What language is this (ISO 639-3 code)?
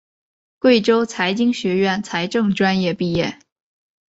zho